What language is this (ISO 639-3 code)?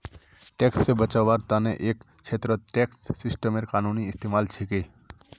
mag